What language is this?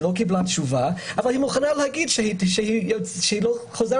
Hebrew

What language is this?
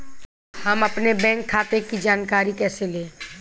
Hindi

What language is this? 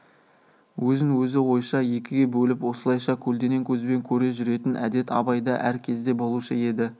Kazakh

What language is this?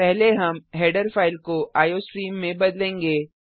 Hindi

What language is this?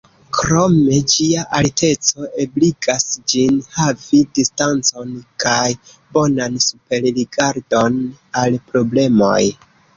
Esperanto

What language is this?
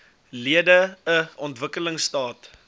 Afrikaans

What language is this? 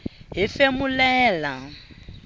Tsonga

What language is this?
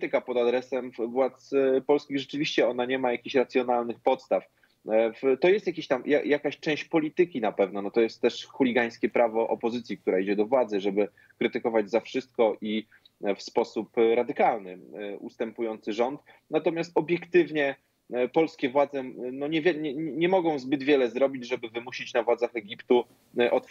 Polish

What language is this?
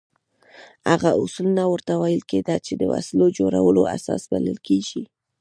Pashto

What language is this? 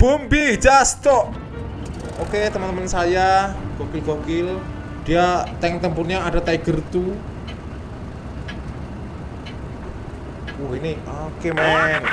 Indonesian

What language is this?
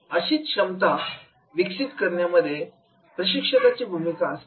Marathi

